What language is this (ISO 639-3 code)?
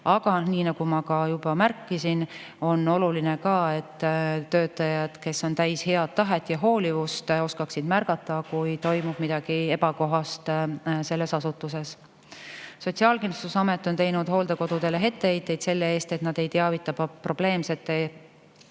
est